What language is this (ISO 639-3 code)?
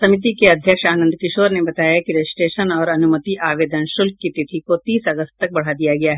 hin